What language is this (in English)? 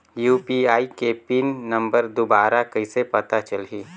Chhattisgarhi